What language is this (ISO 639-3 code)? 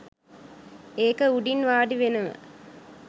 sin